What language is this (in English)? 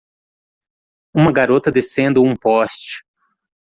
Portuguese